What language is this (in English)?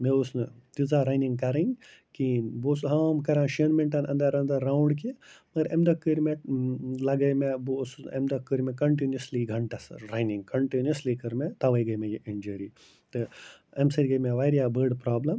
Kashmiri